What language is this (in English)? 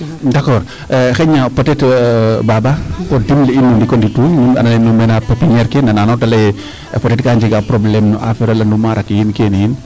Serer